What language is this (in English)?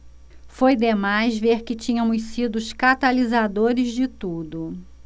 Portuguese